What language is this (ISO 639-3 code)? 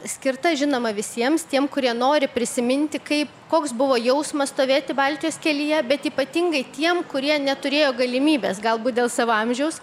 lit